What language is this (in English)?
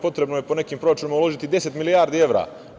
Serbian